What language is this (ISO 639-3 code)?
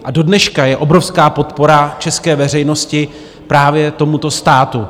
ces